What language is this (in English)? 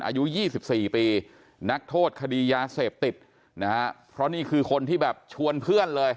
Thai